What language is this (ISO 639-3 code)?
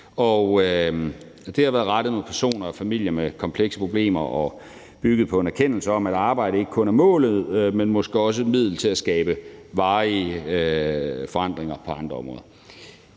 dan